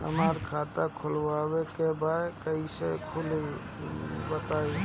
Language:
Bhojpuri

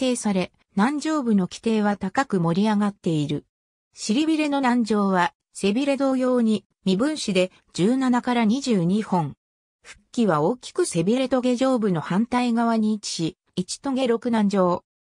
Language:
Japanese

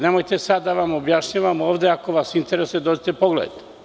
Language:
Serbian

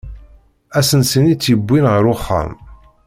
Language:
Kabyle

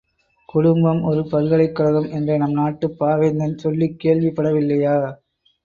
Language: Tamil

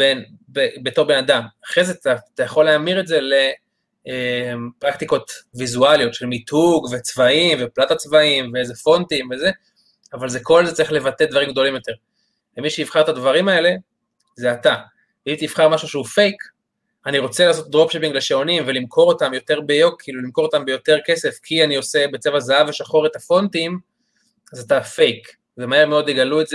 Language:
Hebrew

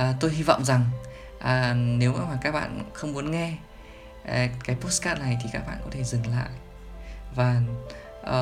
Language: Vietnamese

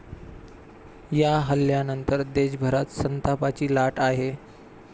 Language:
Marathi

